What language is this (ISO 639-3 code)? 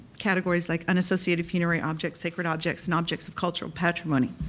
eng